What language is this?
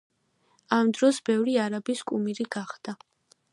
Georgian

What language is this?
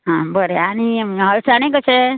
Konkani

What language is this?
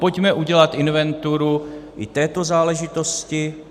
Czech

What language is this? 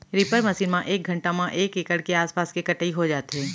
Chhattisgarhi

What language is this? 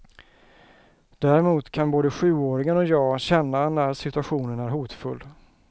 Swedish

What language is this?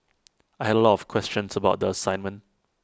English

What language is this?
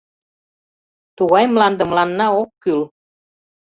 Mari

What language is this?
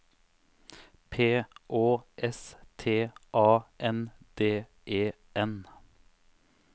Norwegian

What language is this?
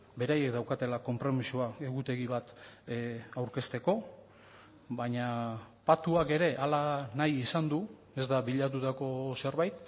Basque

